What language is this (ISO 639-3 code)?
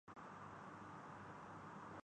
urd